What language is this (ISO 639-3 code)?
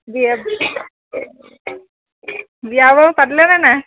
asm